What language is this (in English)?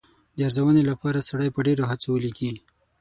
Pashto